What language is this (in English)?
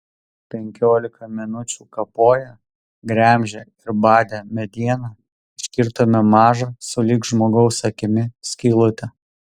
Lithuanian